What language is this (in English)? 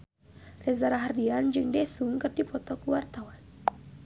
Sundanese